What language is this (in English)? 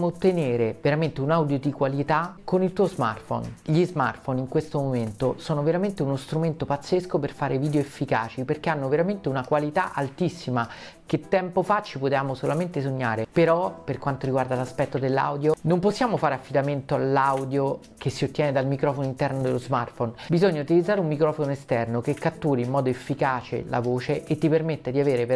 Italian